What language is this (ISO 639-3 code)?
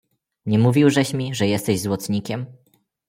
pol